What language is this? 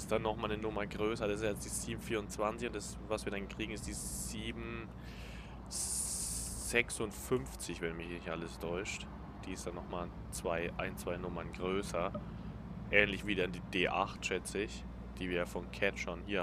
German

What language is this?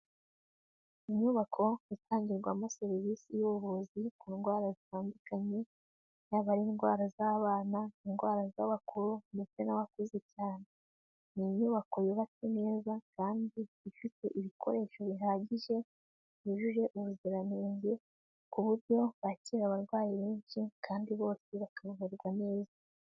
Kinyarwanda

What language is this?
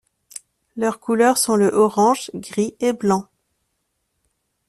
French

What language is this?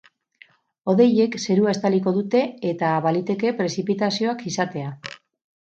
Basque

